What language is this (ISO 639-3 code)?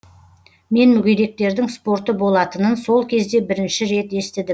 kaz